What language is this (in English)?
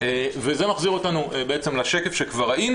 Hebrew